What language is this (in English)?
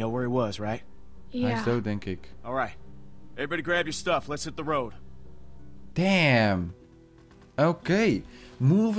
Dutch